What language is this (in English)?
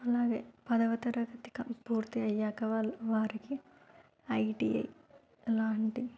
Telugu